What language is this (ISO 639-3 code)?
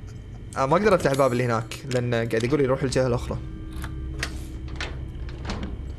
ara